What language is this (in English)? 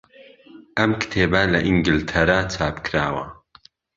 Central Kurdish